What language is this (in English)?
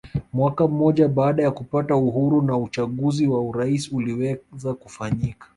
Swahili